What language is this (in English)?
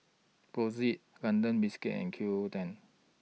English